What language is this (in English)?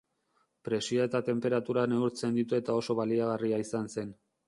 Basque